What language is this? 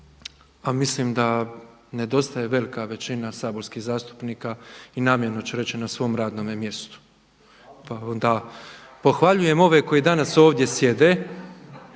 Croatian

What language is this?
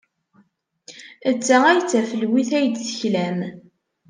Kabyle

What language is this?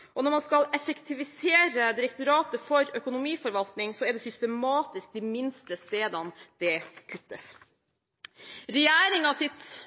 Norwegian Bokmål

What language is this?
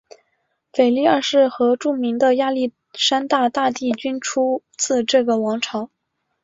Chinese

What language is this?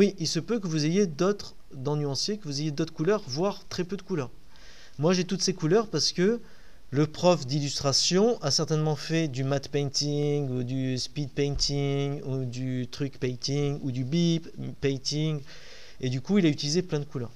French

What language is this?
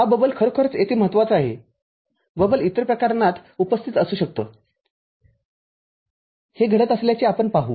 Marathi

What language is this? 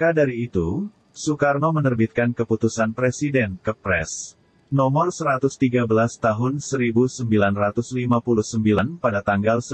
Indonesian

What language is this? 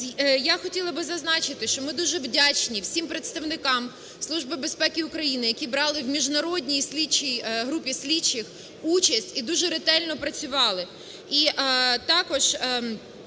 Ukrainian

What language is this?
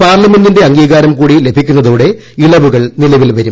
Malayalam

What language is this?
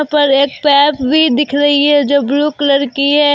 Hindi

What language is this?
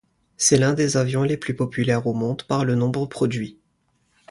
French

